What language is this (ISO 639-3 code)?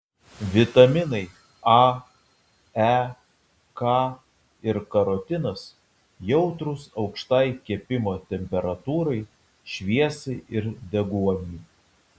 lit